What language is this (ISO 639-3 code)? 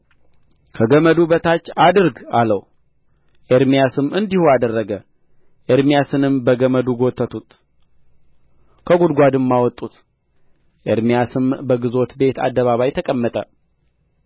amh